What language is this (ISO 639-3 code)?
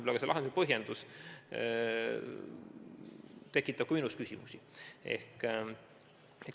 est